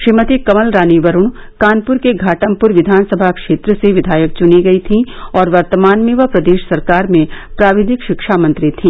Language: Hindi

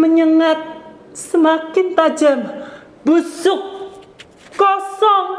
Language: Indonesian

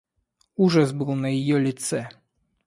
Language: Russian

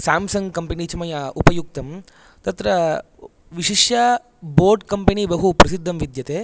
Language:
Sanskrit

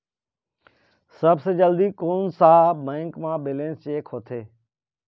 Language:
Chhattisgarhi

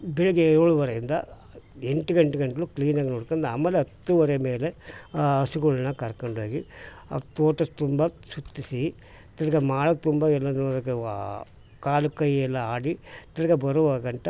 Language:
Kannada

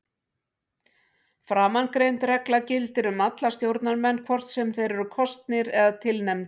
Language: Icelandic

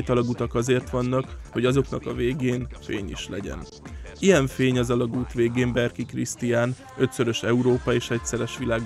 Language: Hungarian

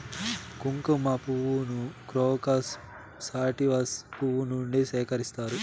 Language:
Telugu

